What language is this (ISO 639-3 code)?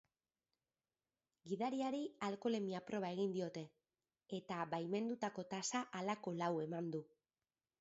eus